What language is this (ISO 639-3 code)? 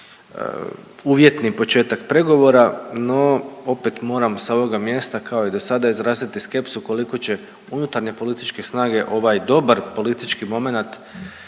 hrv